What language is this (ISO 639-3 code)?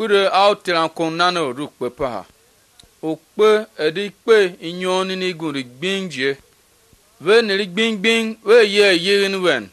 nld